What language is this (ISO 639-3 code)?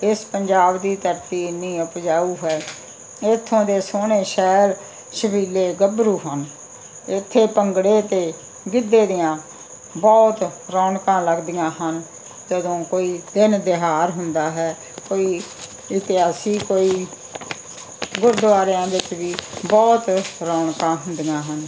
pan